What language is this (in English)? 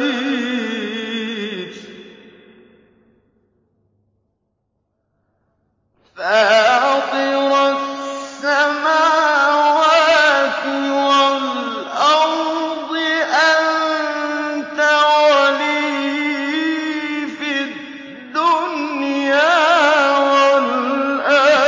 Arabic